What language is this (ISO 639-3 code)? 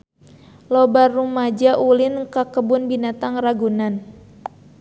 sun